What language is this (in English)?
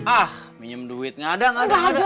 Indonesian